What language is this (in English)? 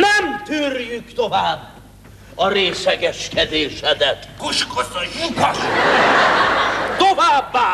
Hungarian